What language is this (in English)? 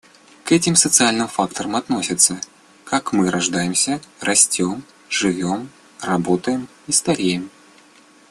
Russian